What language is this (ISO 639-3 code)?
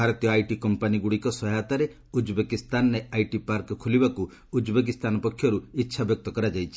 ori